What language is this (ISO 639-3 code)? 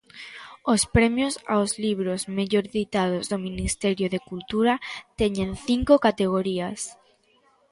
glg